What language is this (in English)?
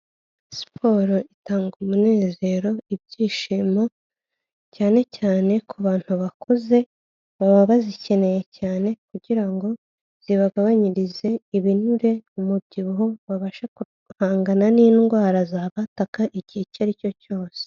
Kinyarwanda